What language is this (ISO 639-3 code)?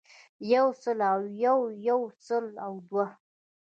pus